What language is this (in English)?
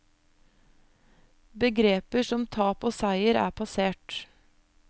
Norwegian